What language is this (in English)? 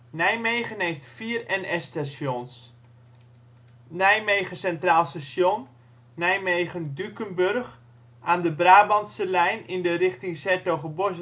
Dutch